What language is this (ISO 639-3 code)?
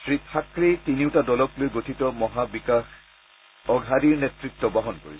asm